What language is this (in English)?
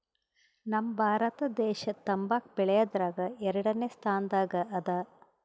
Kannada